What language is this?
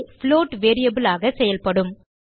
Tamil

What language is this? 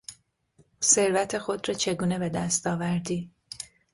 Persian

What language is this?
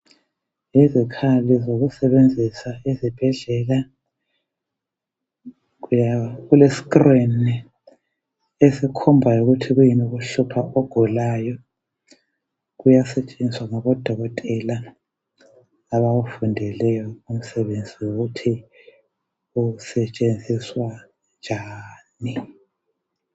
North Ndebele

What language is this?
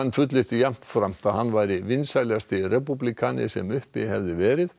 Icelandic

